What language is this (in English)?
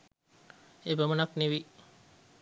Sinhala